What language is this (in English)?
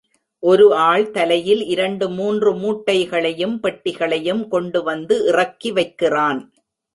Tamil